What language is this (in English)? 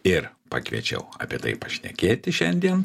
Lithuanian